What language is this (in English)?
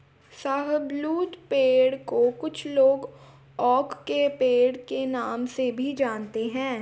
Hindi